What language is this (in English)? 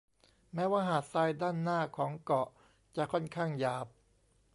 Thai